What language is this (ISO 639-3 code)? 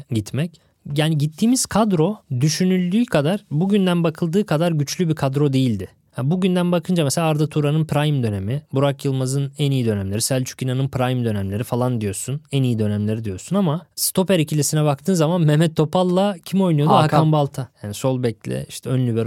tur